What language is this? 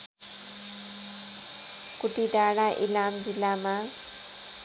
Nepali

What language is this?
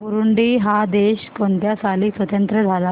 Marathi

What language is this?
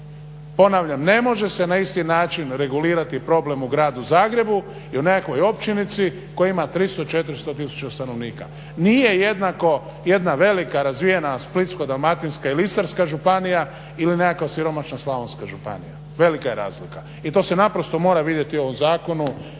Croatian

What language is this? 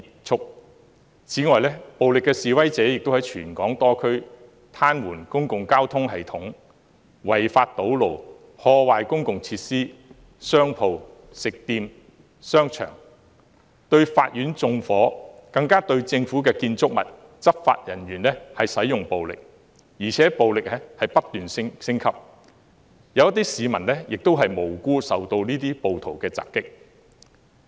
Cantonese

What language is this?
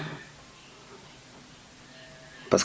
Wolof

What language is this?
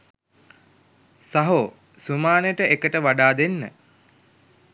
Sinhala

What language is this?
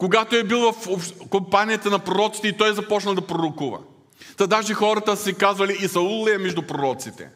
Bulgarian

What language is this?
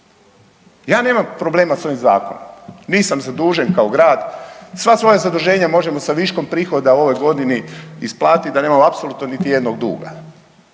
Croatian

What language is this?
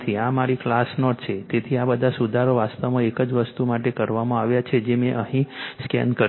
Gujarati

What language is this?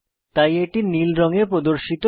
Bangla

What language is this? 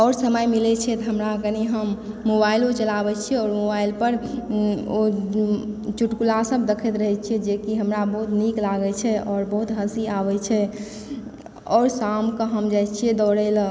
Maithili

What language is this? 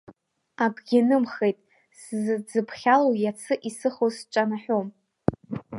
Abkhazian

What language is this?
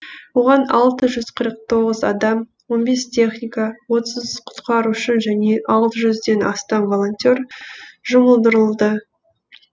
Kazakh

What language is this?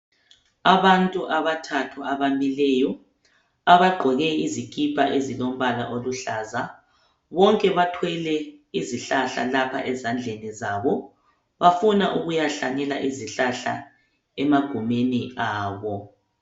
North Ndebele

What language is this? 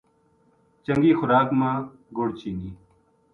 Gujari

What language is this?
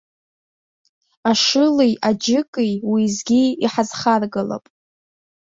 Abkhazian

